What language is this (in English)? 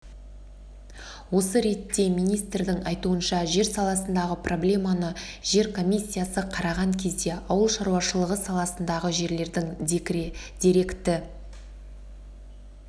Kazakh